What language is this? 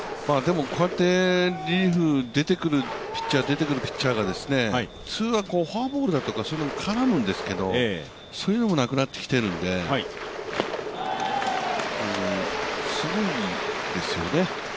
Japanese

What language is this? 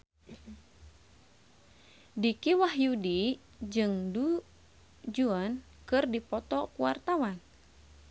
Sundanese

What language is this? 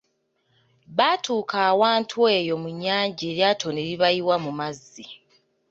Ganda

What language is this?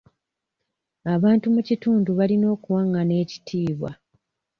Ganda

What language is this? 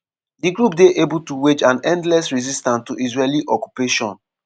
Nigerian Pidgin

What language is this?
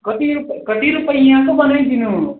Nepali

